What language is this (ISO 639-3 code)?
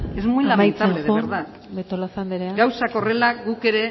eus